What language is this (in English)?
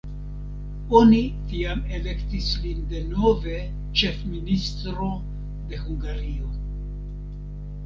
Esperanto